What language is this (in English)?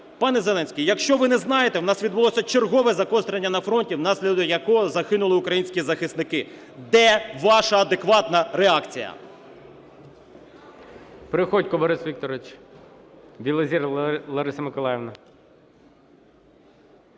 Ukrainian